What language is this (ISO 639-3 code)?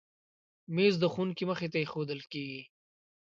pus